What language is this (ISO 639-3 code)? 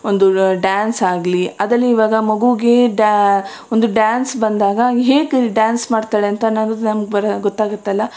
kan